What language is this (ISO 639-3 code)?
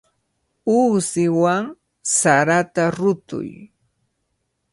qvl